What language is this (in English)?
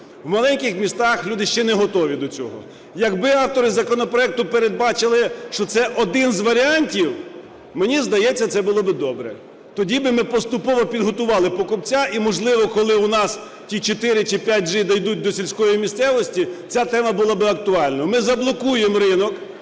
Ukrainian